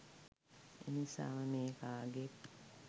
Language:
Sinhala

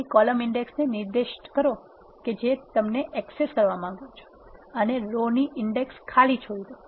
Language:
Gujarati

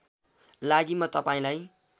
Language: Nepali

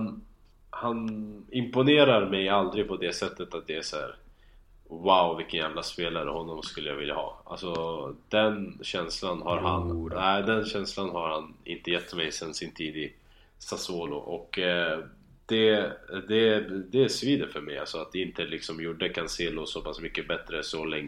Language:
Swedish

